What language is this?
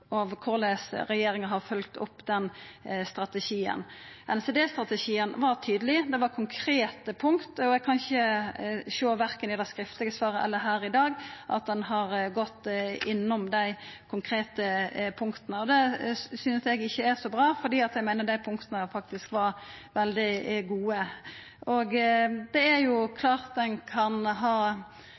Norwegian Nynorsk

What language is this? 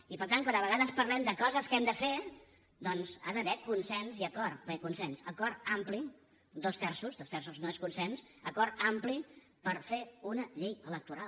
Catalan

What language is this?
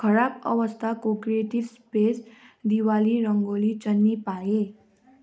Nepali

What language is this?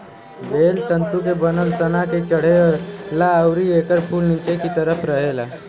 Bhojpuri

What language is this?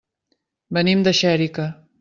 Catalan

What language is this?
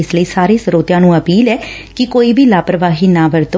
Punjabi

